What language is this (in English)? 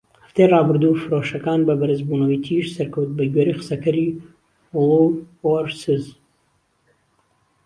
Central Kurdish